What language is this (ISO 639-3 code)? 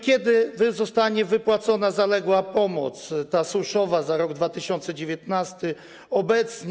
pol